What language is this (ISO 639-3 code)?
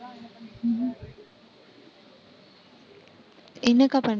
tam